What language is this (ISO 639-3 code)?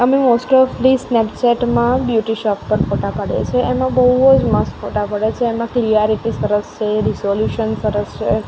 guj